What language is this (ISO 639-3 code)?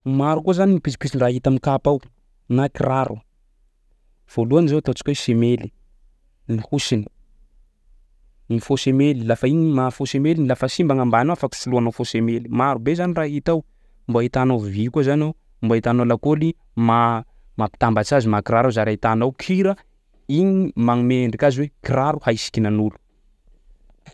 skg